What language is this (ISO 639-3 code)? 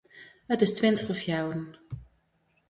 fry